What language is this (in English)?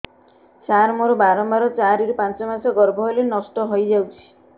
Odia